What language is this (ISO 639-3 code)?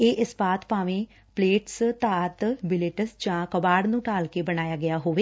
pan